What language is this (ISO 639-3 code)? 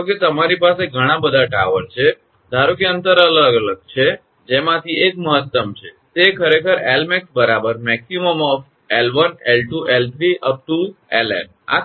guj